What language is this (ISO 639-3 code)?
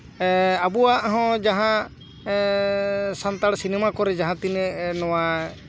sat